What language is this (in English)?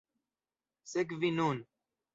Esperanto